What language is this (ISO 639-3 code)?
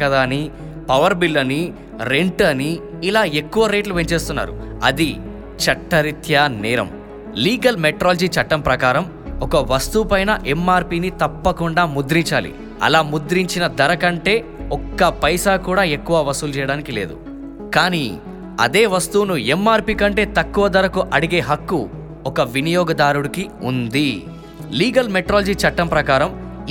tel